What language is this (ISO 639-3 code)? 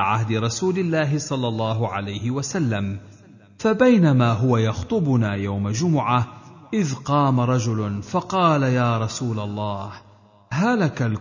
ara